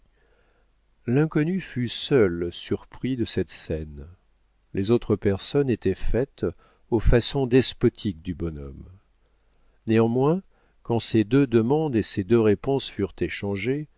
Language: French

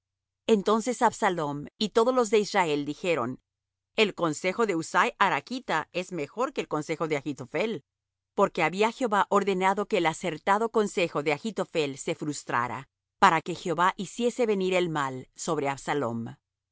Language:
Spanish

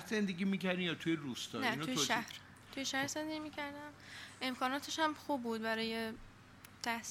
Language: Persian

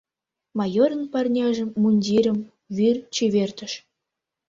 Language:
Mari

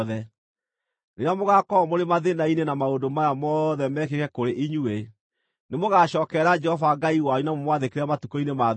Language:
Kikuyu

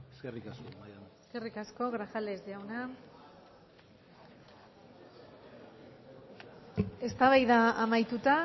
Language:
Basque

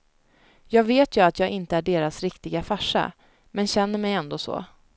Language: Swedish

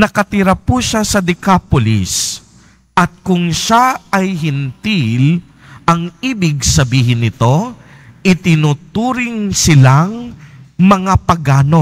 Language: Filipino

